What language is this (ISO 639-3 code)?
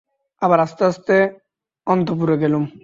ben